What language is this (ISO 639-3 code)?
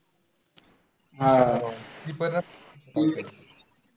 mar